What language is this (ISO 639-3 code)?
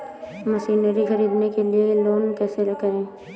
hin